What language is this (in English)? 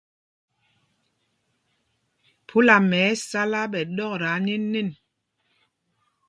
Mpumpong